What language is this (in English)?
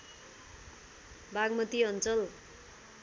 Nepali